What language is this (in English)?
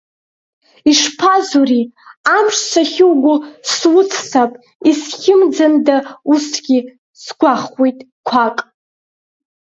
Abkhazian